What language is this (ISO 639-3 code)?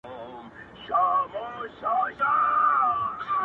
pus